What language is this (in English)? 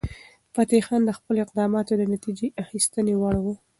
Pashto